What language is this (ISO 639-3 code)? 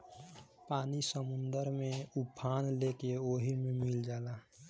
bho